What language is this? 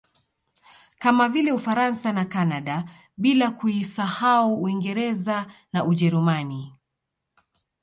Swahili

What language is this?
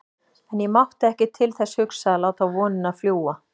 Icelandic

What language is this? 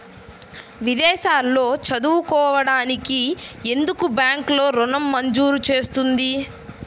Telugu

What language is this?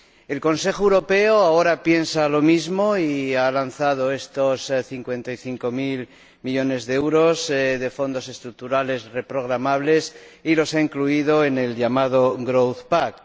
Spanish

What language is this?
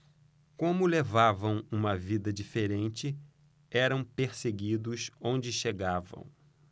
Portuguese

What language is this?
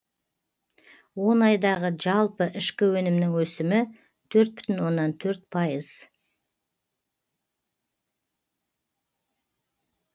Kazakh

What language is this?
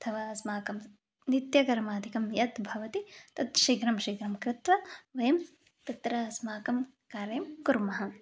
Sanskrit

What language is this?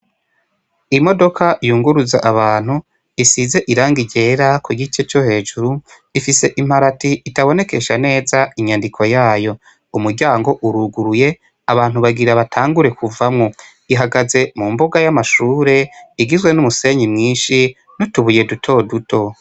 Rundi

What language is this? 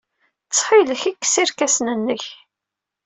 Kabyle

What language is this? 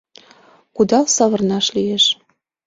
Mari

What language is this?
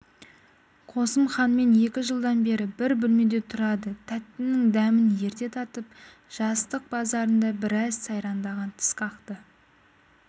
Kazakh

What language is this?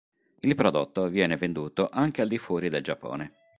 Italian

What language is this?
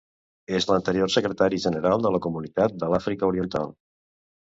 Catalan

